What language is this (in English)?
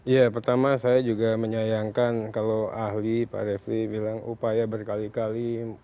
Indonesian